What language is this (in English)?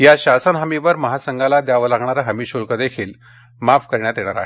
Marathi